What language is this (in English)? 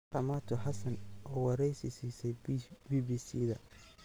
Somali